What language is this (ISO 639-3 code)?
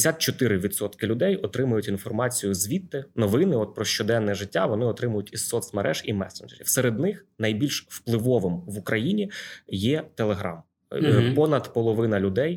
ukr